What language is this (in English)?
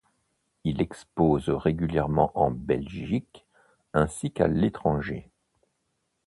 French